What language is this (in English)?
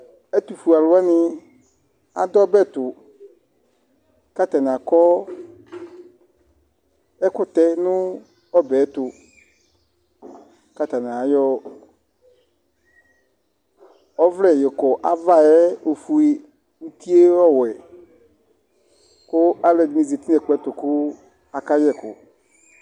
Ikposo